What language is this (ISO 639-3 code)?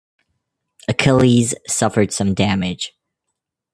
eng